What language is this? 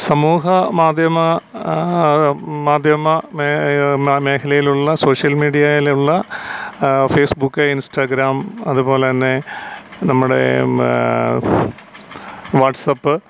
Malayalam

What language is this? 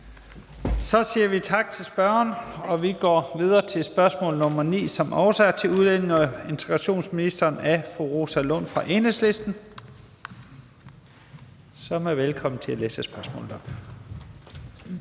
Danish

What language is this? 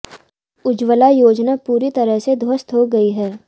Hindi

